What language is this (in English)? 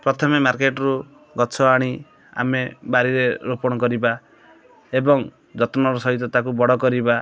Odia